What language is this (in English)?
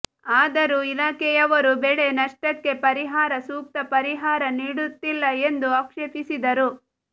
Kannada